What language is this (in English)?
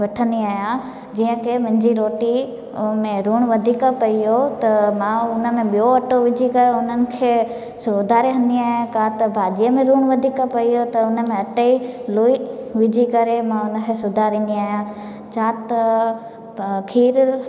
Sindhi